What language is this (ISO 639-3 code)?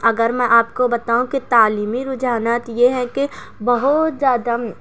urd